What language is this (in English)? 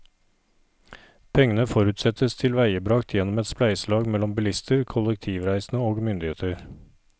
Norwegian